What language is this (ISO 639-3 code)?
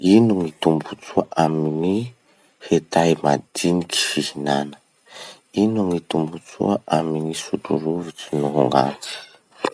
msh